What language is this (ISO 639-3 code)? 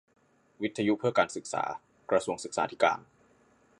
tha